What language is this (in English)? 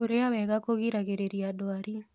Kikuyu